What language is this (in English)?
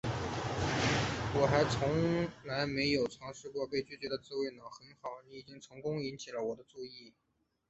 Chinese